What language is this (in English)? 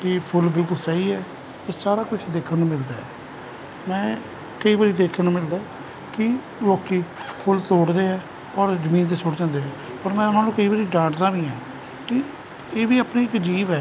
Punjabi